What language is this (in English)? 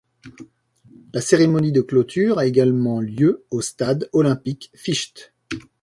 French